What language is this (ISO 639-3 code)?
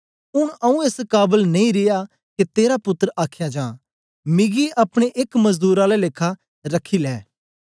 doi